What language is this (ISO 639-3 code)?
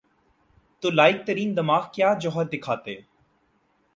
urd